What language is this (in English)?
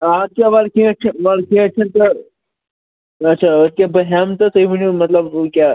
Kashmiri